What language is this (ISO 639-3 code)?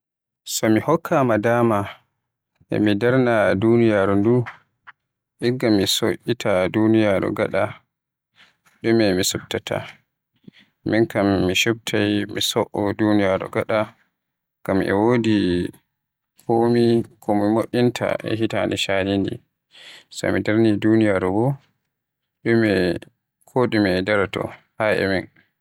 fuh